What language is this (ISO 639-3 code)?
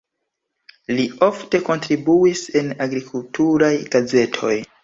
epo